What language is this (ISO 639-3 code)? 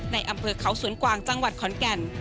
tha